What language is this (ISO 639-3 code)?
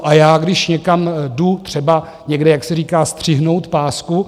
ces